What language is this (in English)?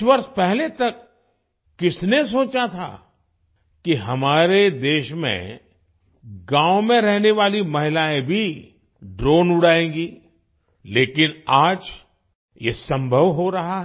Hindi